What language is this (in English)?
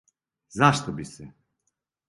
Serbian